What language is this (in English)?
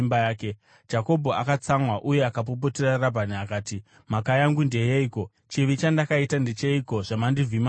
Shona